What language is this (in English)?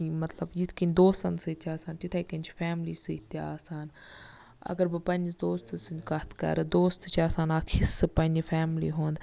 Kashmiri